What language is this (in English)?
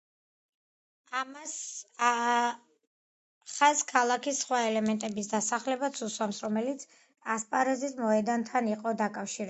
Georgian